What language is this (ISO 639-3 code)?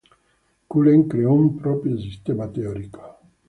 ita